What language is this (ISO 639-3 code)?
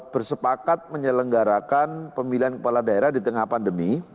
ind